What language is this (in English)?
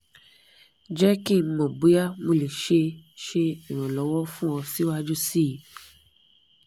Yoruba